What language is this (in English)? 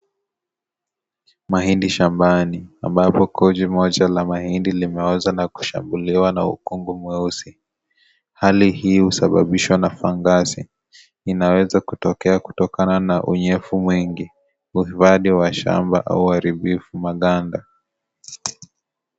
Swahili